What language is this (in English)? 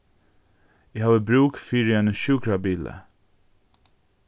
Faroese